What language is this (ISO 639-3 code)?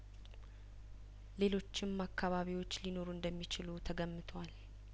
amh